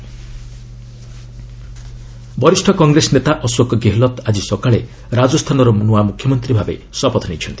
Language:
Odia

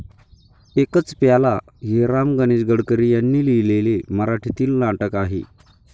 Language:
Marathi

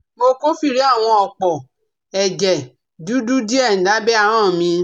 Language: Yoruba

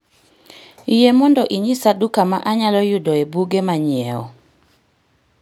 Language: Luo (Kenya and Tanzania)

